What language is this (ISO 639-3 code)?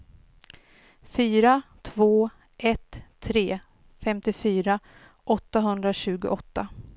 swe